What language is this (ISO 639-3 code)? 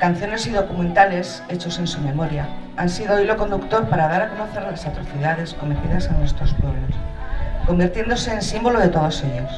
spa